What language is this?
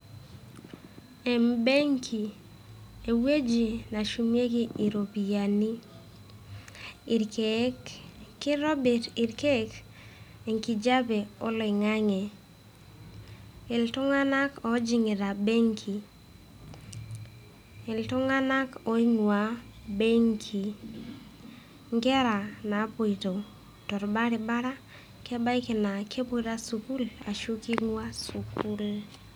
Masai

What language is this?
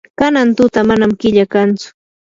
Yanahuanca Pasco Quechua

